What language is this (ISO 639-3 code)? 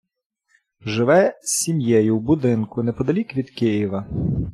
ukr